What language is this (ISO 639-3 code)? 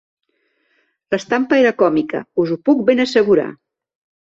cat